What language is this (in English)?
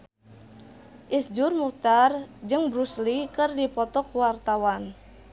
Sundanese